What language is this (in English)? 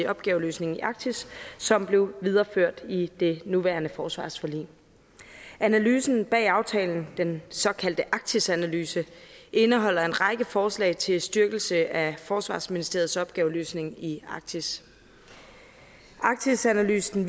Danish